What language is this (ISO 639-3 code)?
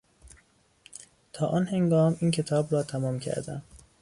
fas